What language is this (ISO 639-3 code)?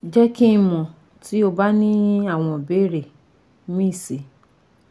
yor